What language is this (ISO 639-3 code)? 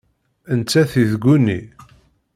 kab